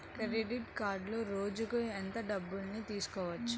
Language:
Telugu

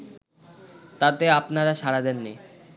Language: Bangla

